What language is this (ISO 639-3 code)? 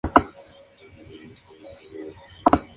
spa